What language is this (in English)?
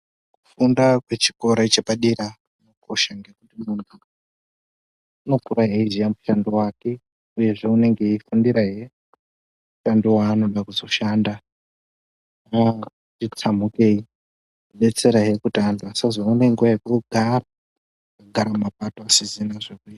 Ndau